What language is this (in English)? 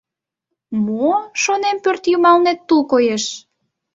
Mari